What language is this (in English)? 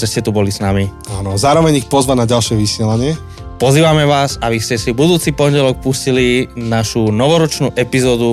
Slovak